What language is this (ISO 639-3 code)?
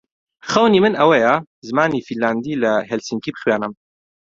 ckb